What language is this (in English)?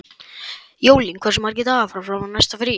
Icelandic